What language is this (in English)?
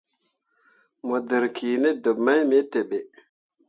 Mundang